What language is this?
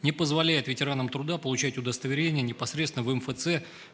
Russian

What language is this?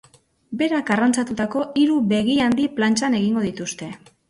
Basque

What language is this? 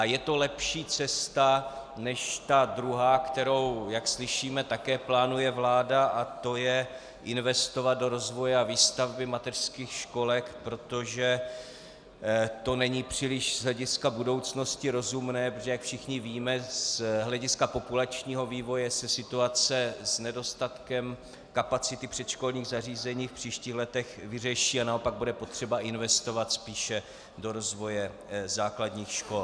Czech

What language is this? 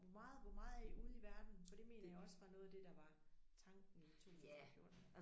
Danish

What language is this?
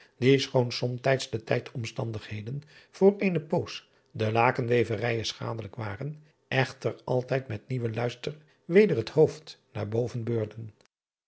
Dutch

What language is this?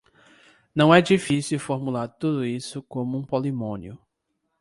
Portuguese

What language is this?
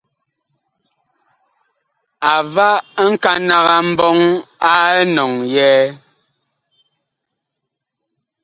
Bakoko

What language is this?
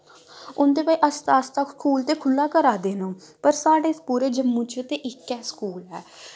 Dogri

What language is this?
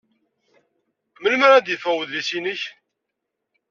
Kabyle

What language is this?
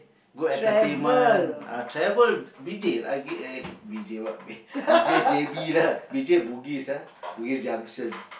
English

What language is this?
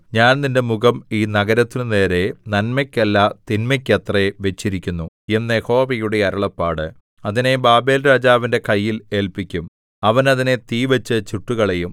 Malayalam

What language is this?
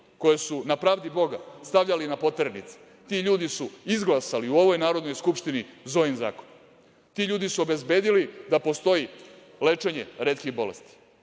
Serbian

